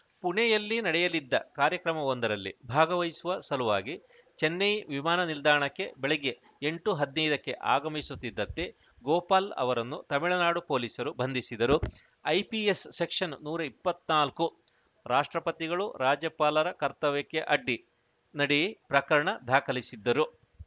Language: Kannada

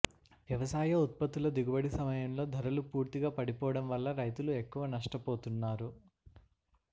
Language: Telugu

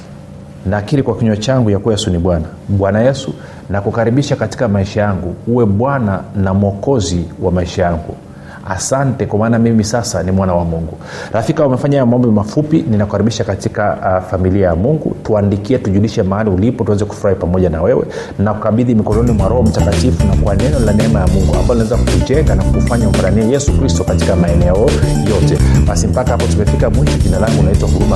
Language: Swahili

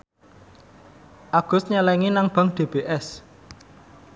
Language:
Javanese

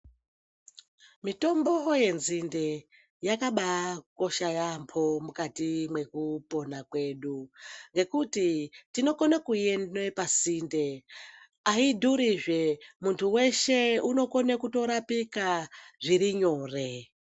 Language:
Ndau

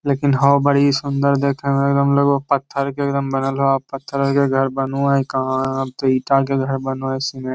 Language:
Magahi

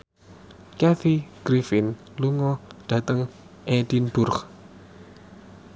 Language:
Javanese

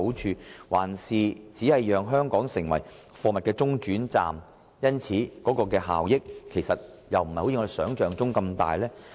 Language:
Cantonese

